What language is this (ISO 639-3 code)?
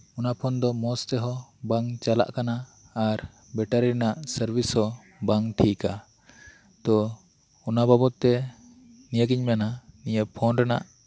sat